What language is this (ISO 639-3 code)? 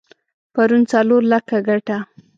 pus